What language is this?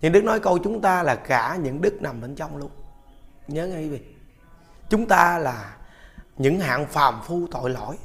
Vietnamese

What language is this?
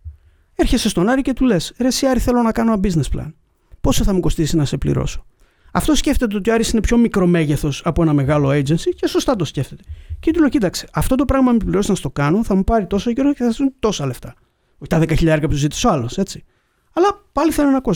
Greek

